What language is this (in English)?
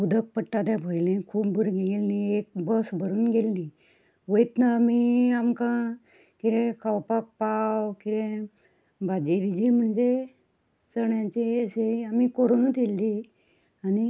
Konkani